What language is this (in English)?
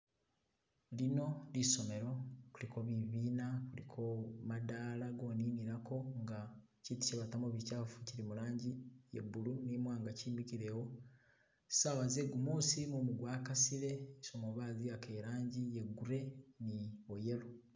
Masaaba